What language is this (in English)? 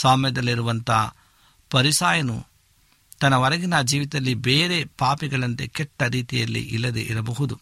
Kannada